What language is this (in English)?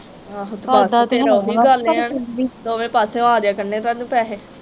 Punjabi